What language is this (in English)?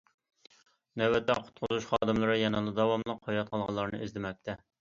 Uyghur